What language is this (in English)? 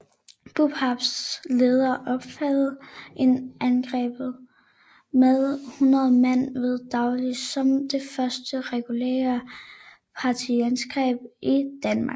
Danish